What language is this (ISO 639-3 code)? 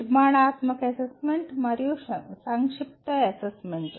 tel